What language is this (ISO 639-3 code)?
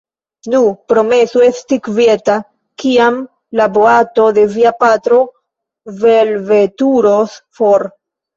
epo